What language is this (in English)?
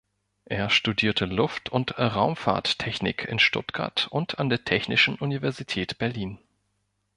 German